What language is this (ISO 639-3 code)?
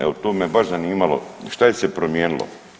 hrv